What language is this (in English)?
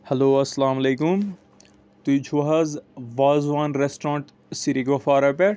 Kashmiri